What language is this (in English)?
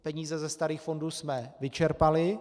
Czech